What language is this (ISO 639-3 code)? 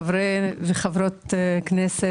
heb